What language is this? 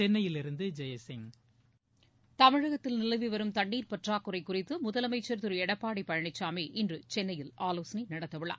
Tamil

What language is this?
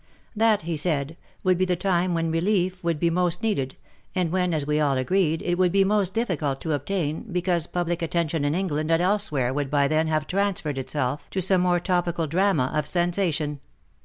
English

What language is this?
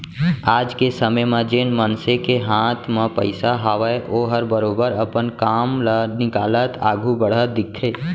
Chhattisgarhi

